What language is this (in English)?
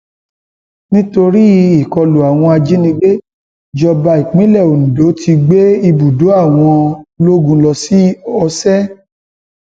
Yoruba